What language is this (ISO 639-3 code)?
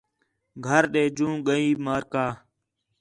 xhe